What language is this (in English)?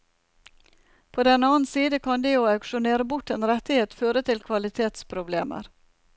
Norwegian